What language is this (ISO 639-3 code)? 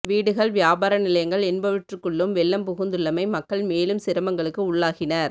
tam